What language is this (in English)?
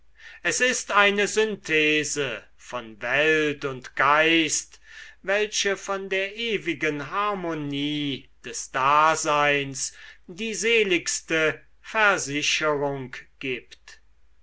German